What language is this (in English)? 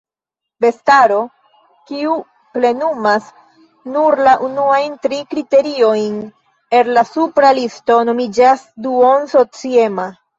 Esperanto